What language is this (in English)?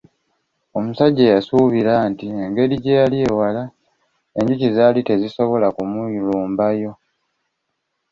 Ganda